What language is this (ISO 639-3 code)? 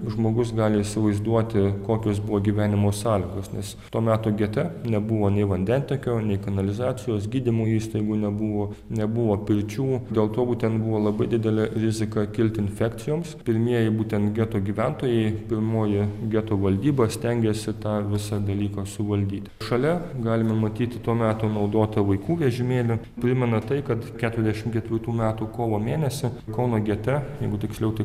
lit